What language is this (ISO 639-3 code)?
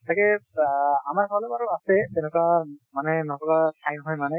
asm